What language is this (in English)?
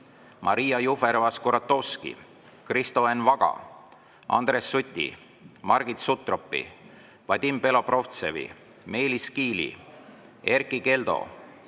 Estonian